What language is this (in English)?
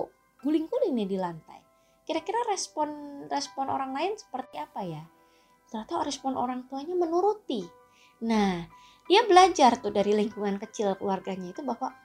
Indonesian